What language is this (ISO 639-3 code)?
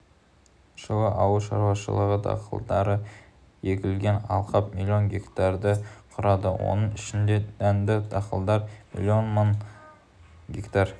kaz